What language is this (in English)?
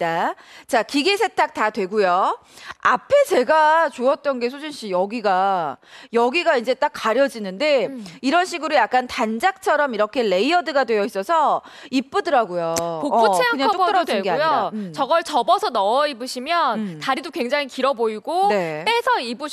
Korean